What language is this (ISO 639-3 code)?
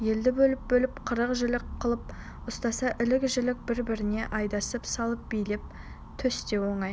kaz